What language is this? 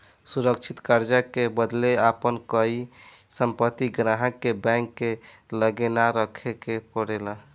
Bhojpuri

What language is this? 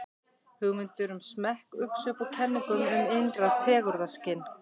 Icelandic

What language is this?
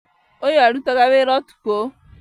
Kikuyu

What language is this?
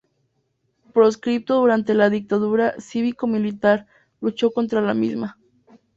Spanish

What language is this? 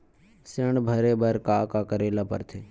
Chhattisgarhi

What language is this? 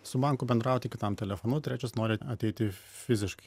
Lithuanian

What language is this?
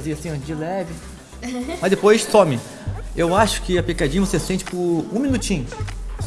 Portuguese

